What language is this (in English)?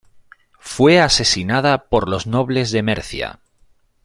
Spanish